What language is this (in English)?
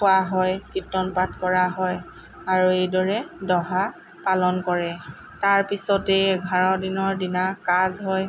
Assamese